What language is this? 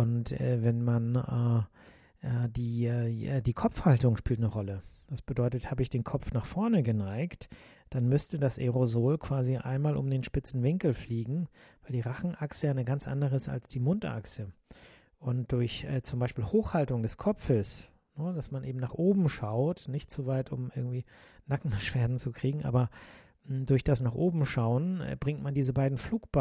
German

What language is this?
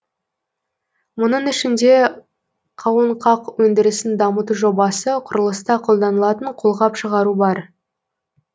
Kazakh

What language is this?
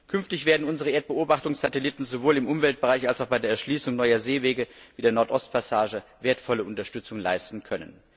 German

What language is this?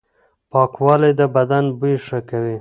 Pashto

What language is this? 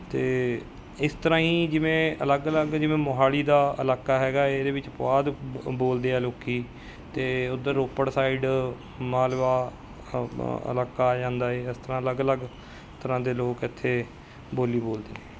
Punjabi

